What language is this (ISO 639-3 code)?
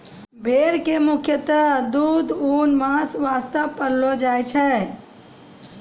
mai